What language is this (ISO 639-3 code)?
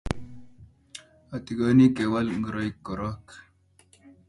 kln